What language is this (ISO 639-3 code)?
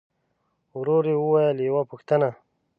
pus